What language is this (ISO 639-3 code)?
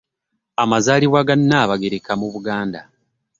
lug